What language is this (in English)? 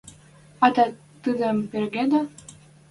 Western Mari